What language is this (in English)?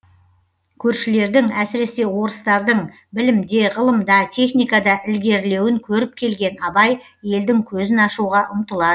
Kazakh